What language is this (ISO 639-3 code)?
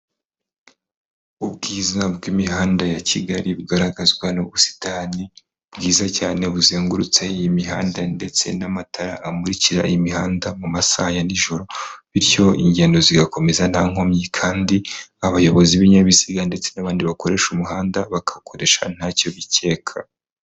kin